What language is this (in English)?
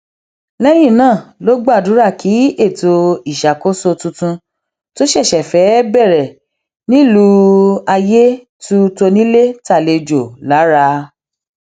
Yoruba